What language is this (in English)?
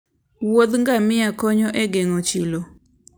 Luo (Kenya and Tanzania)